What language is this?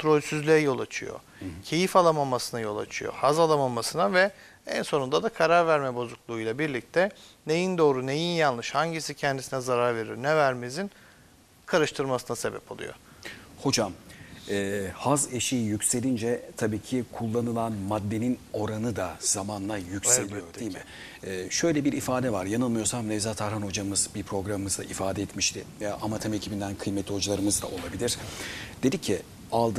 Turkish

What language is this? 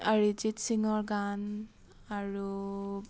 Assamese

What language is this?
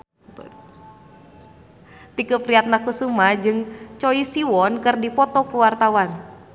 Sundanese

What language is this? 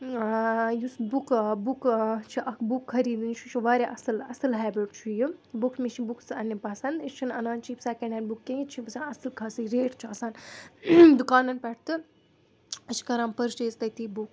Kashmiri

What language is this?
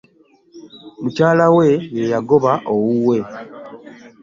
Ganda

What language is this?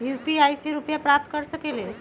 Magahi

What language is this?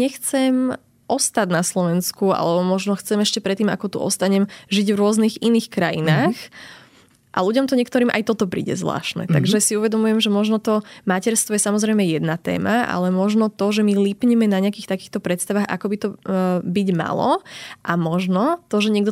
Slovak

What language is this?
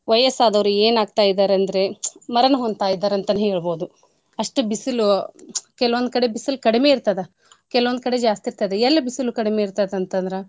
Kannada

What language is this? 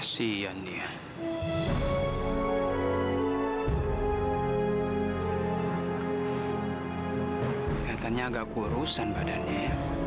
Indonesian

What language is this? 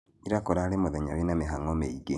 Kikuyu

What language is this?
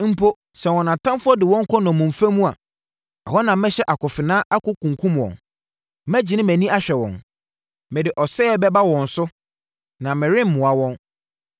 Akan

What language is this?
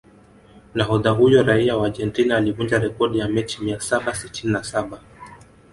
Swahili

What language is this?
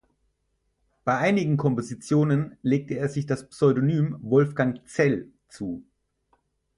German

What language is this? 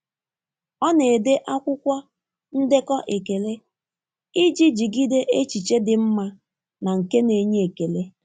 Igbo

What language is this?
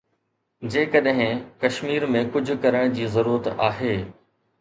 Sindhi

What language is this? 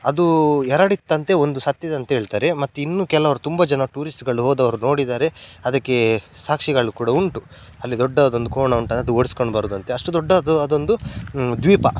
Kannada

